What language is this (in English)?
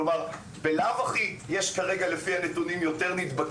Hebrew